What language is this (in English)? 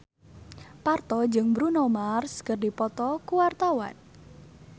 Sundanese